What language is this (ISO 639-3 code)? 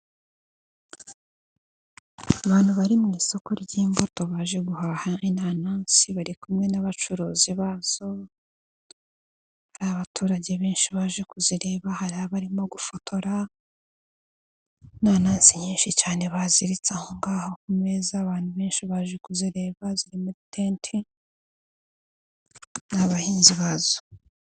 kin